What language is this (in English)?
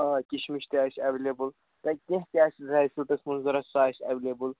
Kashmiri